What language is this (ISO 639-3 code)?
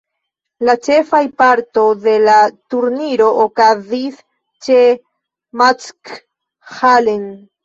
epo